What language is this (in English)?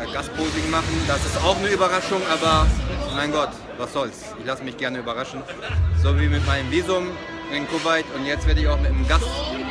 German